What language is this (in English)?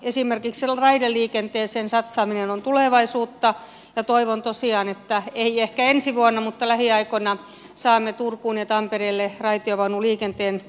Finnish